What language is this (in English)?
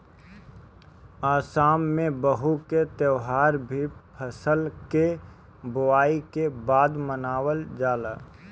Bhojpuri